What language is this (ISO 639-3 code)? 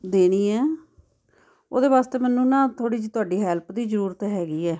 pan